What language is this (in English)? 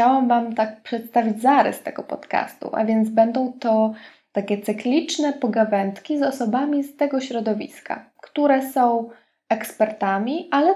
Polish